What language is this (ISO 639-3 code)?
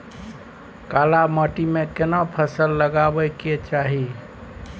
mai